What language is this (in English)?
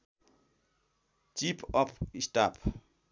Nepali